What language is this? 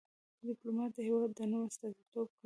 Pashto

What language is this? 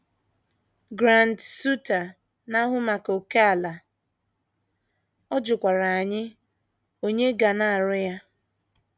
Igbo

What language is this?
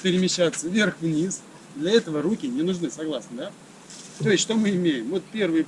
Russian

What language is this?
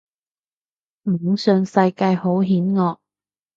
Cantonese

